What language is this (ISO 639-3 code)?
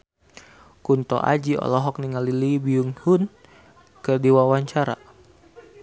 sun